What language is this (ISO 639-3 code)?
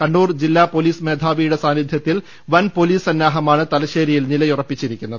mal